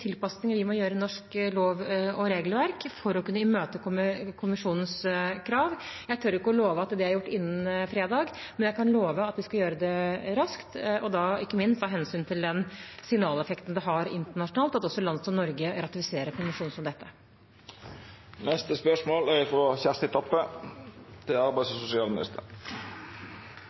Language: Norwegian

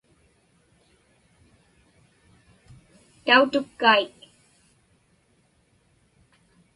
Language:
Inupiaq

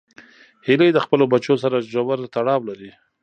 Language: Pashto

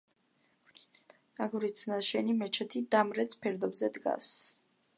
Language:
Georgian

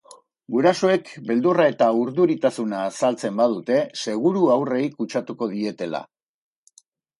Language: Basque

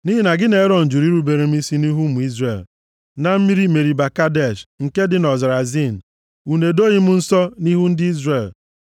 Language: Igbo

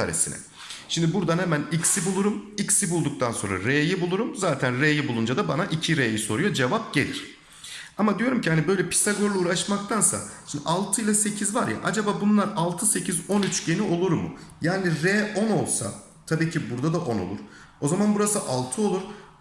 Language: Turkish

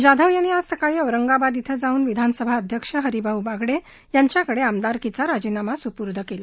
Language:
Marathi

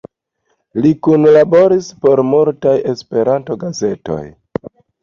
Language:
Esperanto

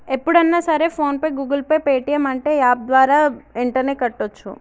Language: Telugu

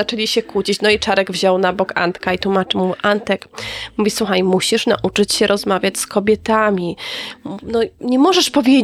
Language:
Polish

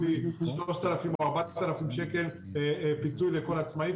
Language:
Hebrew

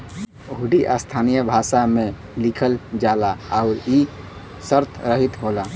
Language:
Bhojpuri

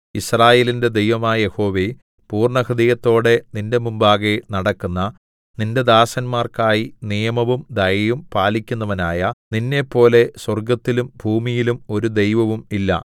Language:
Malayalam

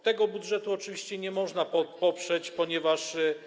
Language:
Polish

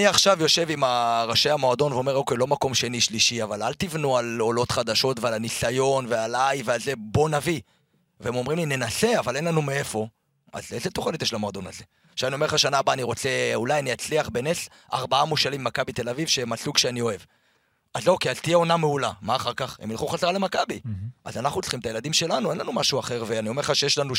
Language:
Hebrew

